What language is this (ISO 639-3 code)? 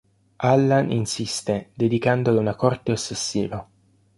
ita